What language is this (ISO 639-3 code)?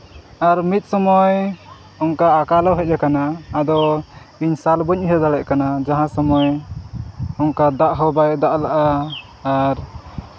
sat